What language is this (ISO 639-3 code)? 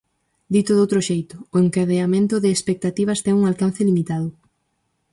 glg